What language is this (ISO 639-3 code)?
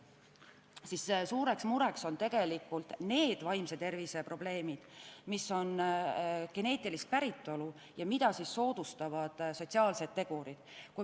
est